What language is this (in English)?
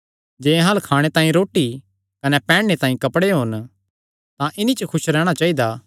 Kangri